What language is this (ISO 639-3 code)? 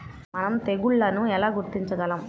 tel